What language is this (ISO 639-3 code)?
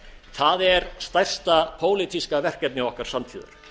isl